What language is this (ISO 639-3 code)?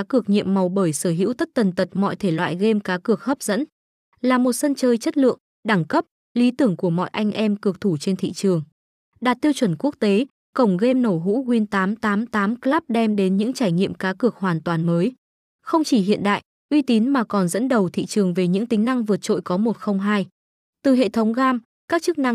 vie